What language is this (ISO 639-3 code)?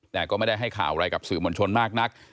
tha